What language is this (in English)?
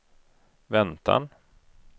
Swedish